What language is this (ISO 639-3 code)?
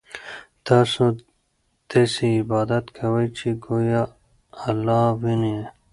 pus